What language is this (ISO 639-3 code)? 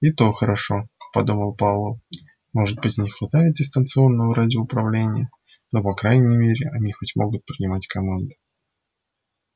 rus